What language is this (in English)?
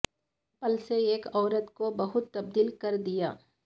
Urdu